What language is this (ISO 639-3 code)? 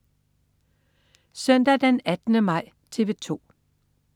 dan